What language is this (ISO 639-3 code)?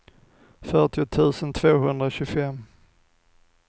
swe